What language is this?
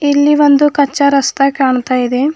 Kannada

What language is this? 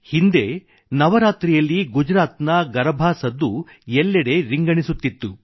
Kannada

